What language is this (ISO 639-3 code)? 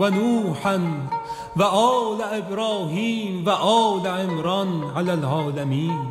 fas